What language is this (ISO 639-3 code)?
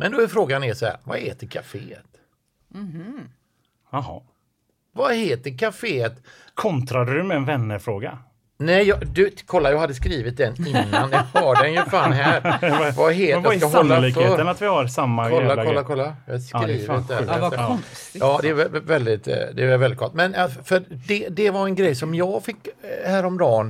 swe